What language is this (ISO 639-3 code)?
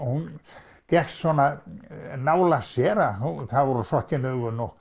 isl